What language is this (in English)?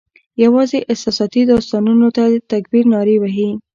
Pashto